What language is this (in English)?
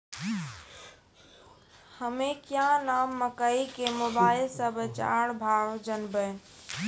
Maithili